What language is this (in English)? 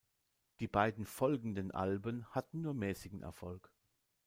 German